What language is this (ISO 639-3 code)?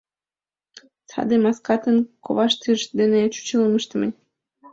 chm